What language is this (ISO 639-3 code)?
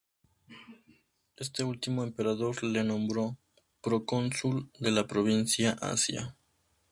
spa